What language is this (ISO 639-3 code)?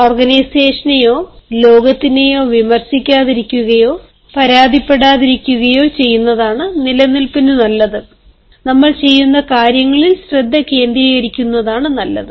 mal